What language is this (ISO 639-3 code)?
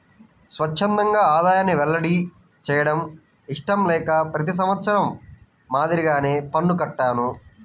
tel